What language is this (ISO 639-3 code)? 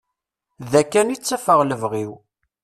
kab